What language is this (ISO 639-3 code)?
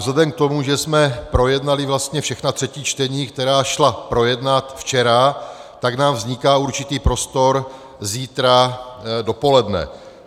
ces